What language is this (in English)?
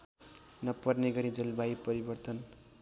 Nepali